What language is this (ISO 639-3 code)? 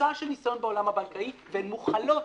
heb